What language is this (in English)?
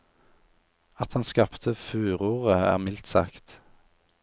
Norwegian